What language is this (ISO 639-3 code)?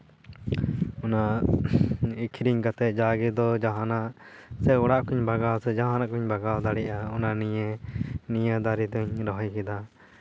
sat